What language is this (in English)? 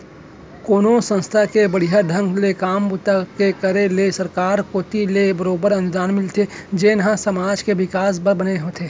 Chhattisgarhi